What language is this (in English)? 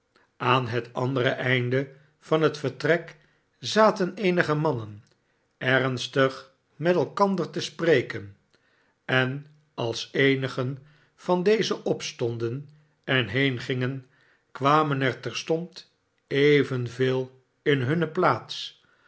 Dutch